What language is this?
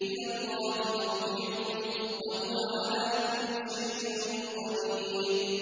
Arabic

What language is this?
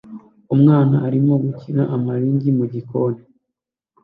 Kinyarwanda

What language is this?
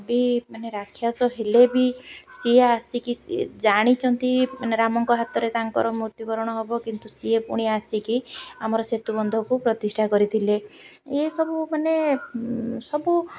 Odia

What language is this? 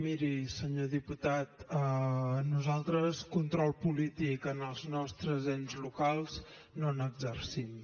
Catalan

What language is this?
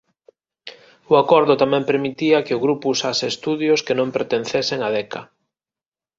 Galician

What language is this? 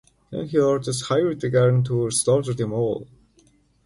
English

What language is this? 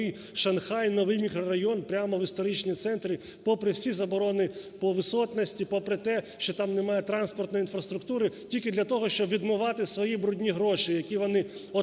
Ukrainian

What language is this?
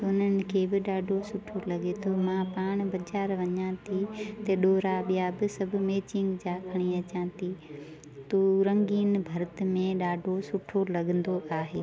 Sindhi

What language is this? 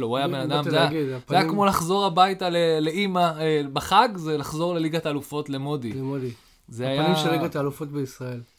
Hebrew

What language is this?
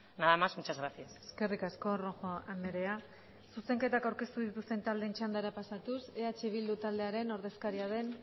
Basque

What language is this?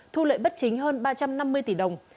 Vietnamese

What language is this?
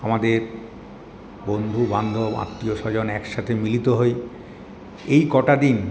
Bangla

